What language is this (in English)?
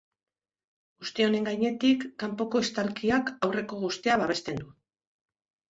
Basque